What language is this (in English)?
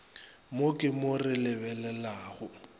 Northern Sotho